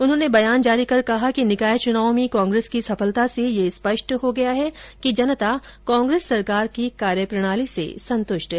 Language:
Hindi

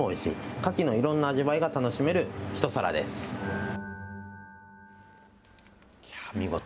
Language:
Japanese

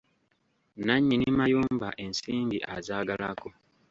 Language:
Ganda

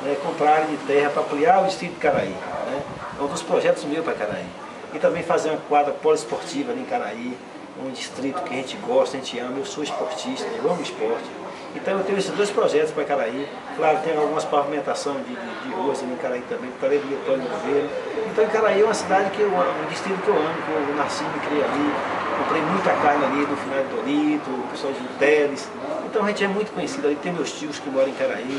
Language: Portuguese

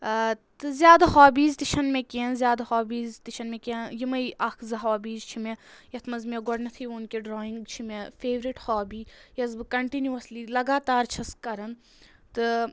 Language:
Kashmiri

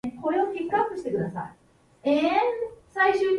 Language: Japanese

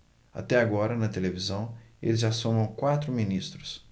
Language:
Portuguese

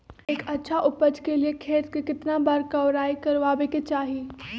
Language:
Magahi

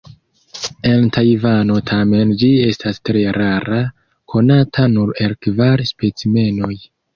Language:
Esperanto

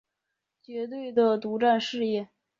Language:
Chinese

